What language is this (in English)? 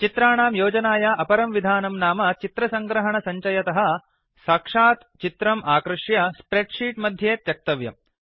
Sanskrit